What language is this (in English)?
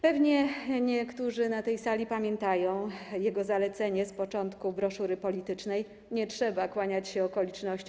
Polish